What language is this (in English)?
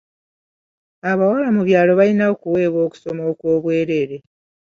Ganda